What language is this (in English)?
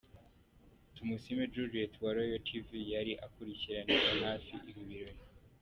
Kinyarwanda